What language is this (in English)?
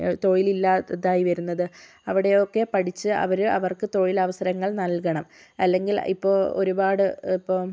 Malayalam